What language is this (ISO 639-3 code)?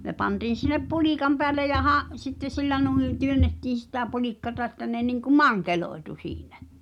fin